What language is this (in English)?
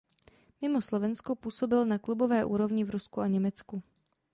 Czech